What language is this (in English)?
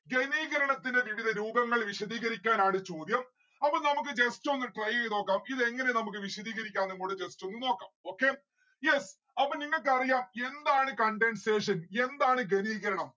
Malayalam